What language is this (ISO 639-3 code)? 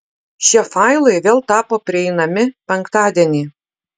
lit